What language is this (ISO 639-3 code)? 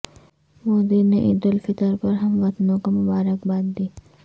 urd